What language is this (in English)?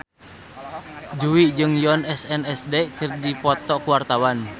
Sundanese